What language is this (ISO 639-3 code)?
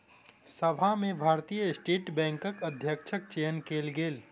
mai